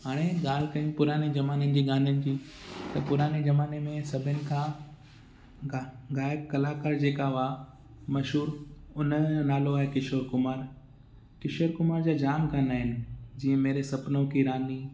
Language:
Sindhi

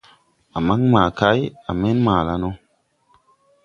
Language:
Tupuri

